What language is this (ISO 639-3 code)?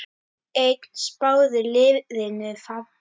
isl